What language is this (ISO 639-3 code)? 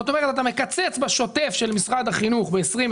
heb